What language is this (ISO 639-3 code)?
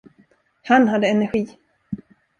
swe